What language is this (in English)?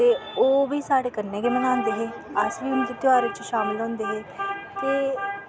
Dogri